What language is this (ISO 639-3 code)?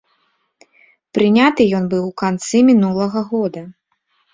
bel